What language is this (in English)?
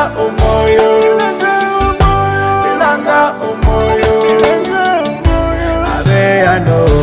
Indonesian